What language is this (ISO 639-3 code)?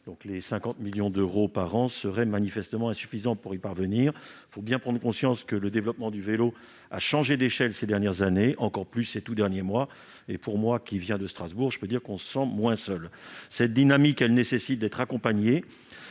fra